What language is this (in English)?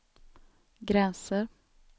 Swedish